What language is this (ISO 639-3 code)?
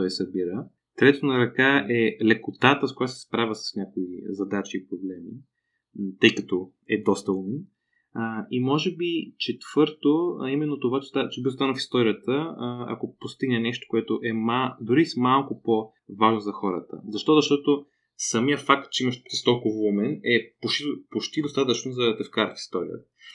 bul